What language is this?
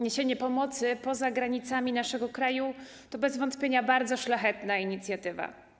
Polish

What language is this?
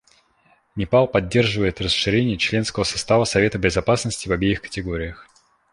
Russian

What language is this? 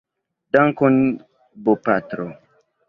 Esperanto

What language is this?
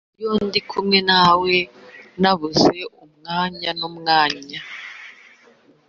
Kinyarwanda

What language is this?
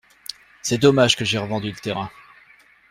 French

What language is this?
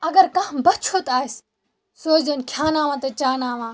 Kashmiri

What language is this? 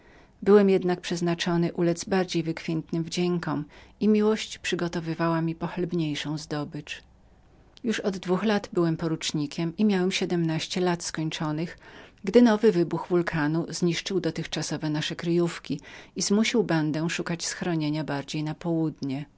Polish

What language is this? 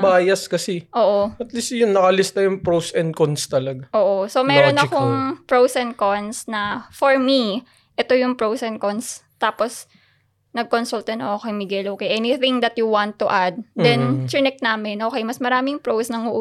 Filipino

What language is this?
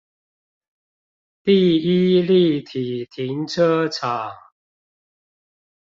Chinese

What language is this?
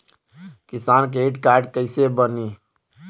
Bhojpuri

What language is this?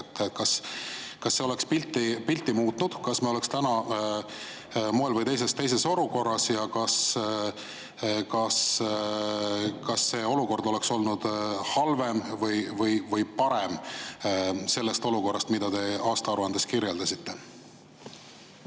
Estonian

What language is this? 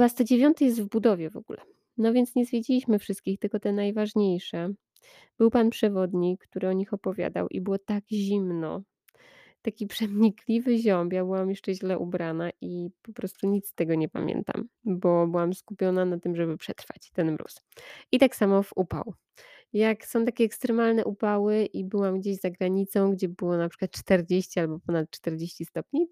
Polish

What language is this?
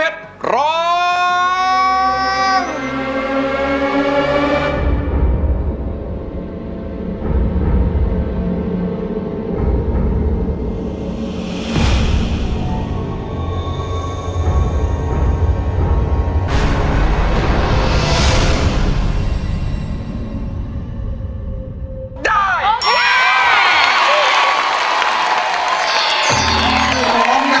Thai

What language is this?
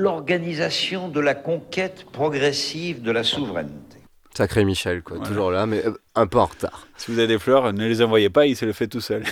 French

